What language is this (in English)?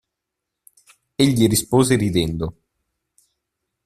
Italian